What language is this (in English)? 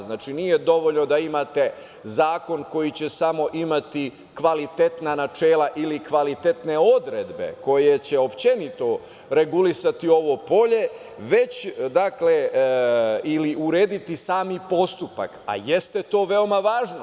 Serbian